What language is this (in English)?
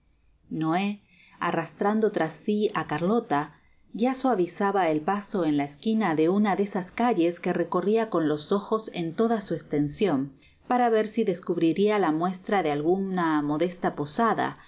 Spanish